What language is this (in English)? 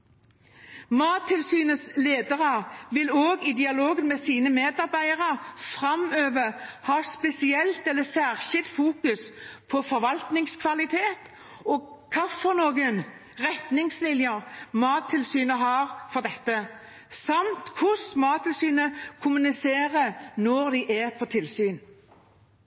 Norwegian Bokmål